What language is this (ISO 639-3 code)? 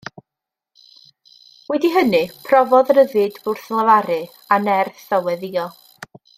cym